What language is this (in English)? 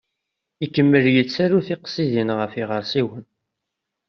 Kabyle